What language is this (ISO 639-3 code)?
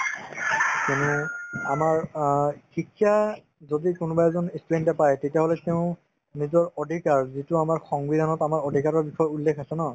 asm